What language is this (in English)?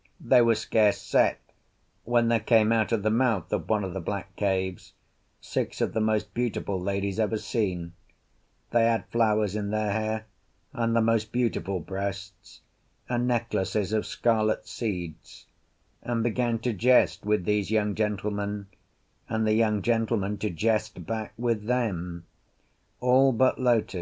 English